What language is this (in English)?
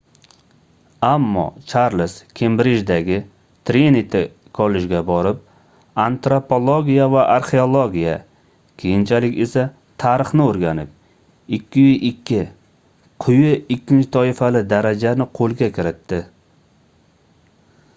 Uzbek